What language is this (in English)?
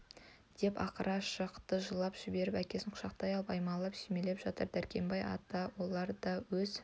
Kazakh